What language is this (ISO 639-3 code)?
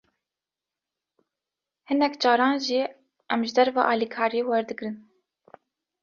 kur